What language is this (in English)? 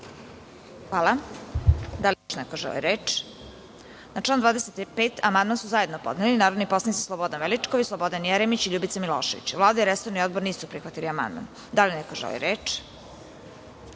Serbian